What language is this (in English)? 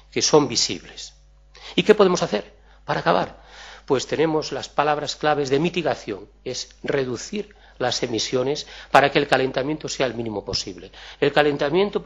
Spanish